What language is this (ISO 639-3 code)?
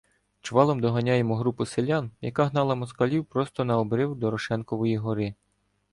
ukr